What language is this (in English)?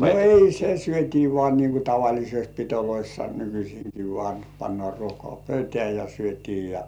Finnish